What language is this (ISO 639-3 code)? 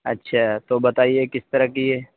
urd